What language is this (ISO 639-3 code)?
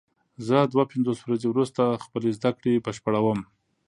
pus